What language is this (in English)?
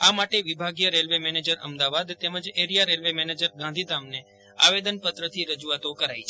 Gujarati